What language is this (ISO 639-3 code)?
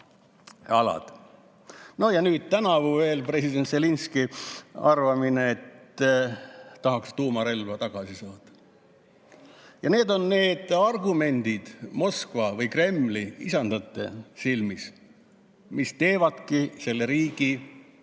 est